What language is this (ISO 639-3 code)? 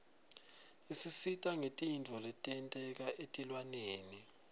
ssw